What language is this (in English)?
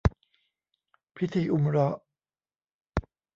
Thai